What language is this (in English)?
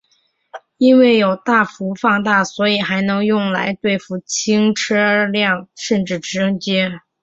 Chinese